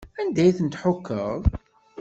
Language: Kabyle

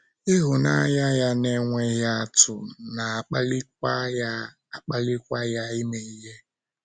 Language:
Igbo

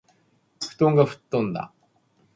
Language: Japanese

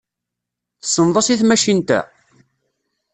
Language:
Kabyle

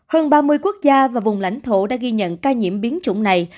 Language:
Vietnamese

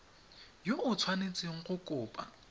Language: Tswana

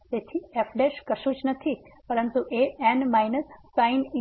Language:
Gujarati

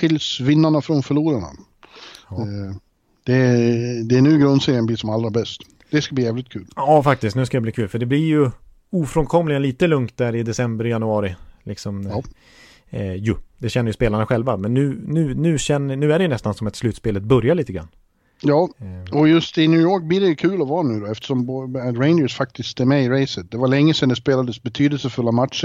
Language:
Swedish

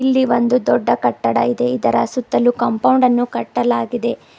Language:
Kannada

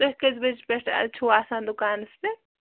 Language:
Kashmiri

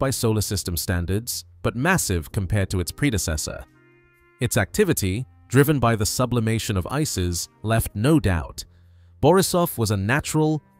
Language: English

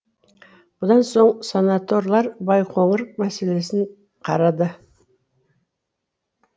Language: Kazakh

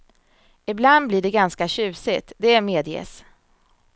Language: Swedish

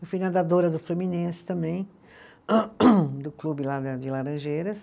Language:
Portuguese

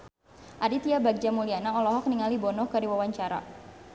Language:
Sundanese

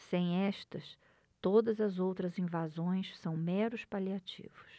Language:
Portuguese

